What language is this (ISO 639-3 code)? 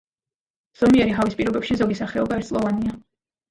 kat